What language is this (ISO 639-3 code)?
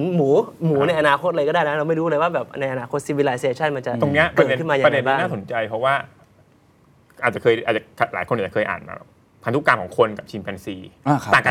tha